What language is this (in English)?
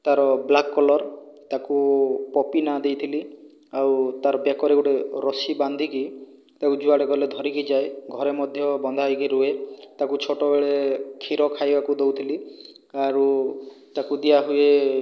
Odia